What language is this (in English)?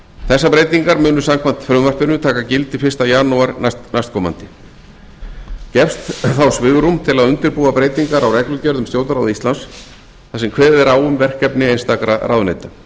Icelandic